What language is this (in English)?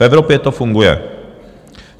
Czech